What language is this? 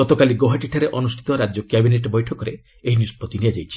Odia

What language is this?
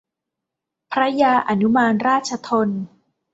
Thai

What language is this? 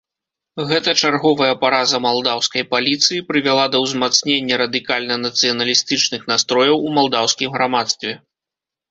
Belarusian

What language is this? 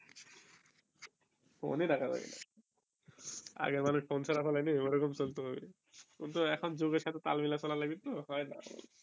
Bangla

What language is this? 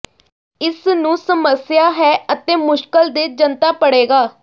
Punjabi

